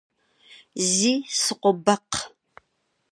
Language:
Kabardian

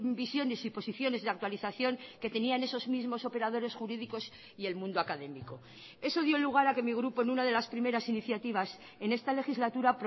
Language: Spanish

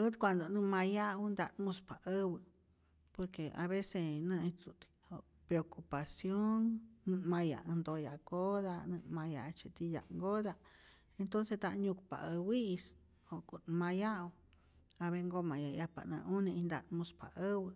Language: Rayón Zoque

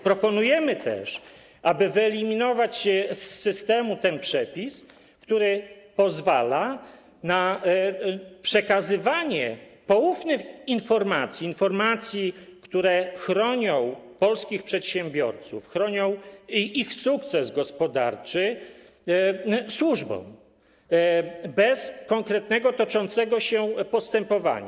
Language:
Polish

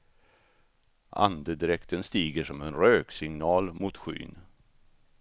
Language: Swedish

